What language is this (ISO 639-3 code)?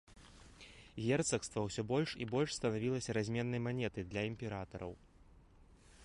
bel